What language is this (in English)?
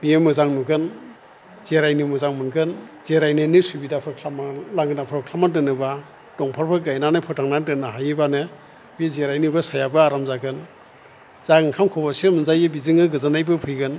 Bodo